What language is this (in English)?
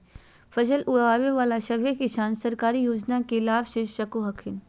Magahi